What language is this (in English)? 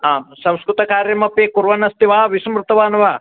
Sanskrit